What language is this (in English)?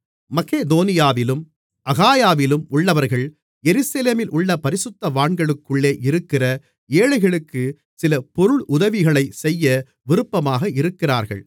Tamil